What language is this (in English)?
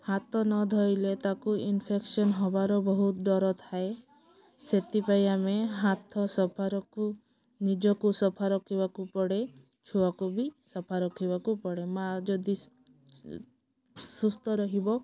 Odia